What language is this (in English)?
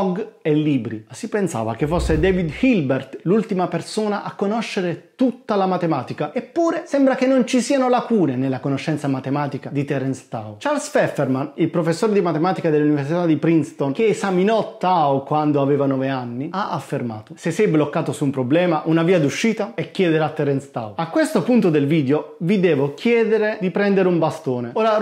Italian